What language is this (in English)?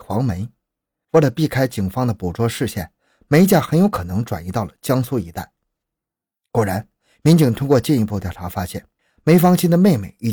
Chinese